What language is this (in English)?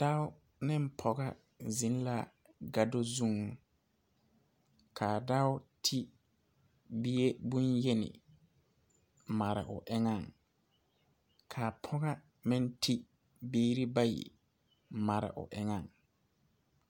Southern Dagaare